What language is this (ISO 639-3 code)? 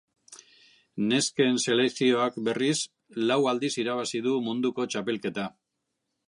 eus